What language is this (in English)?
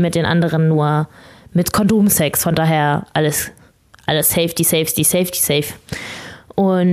German